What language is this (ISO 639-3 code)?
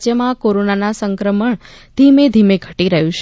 guj